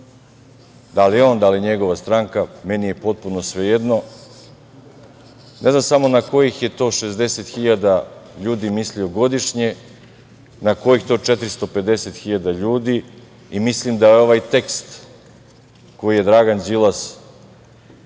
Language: Serbian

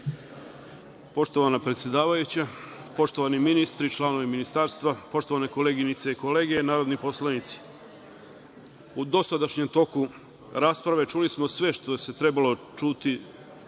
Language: Serbian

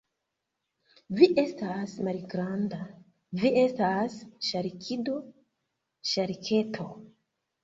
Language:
Esperanto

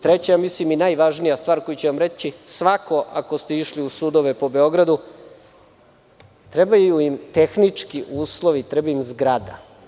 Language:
Serbian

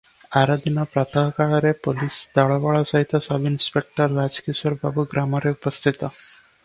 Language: Odia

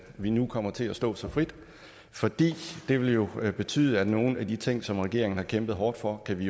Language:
Danish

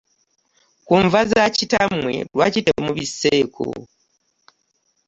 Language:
Ganda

